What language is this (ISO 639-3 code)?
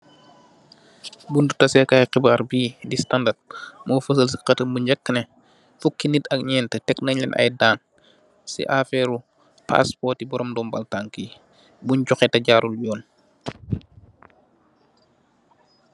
wol